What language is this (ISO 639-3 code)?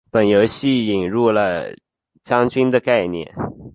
zho